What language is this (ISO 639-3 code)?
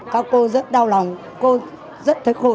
vie